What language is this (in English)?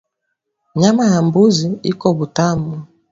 Swahili